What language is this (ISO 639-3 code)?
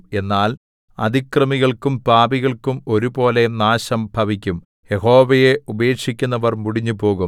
mal